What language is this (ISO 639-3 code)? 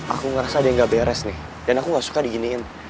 ind